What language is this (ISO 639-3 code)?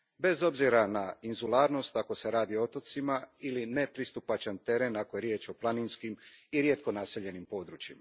hrv